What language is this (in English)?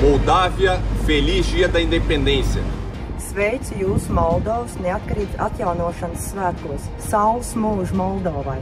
Romanian